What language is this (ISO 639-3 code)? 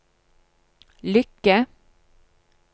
nor